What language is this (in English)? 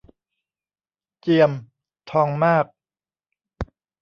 Thai